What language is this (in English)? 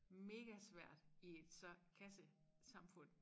Danish